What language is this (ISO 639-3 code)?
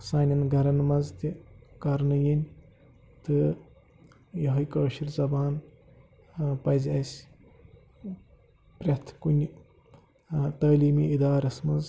kas